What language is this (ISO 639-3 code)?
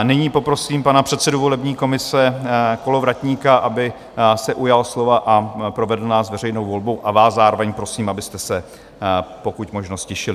ces